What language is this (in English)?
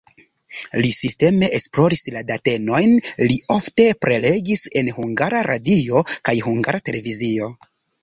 Esperanto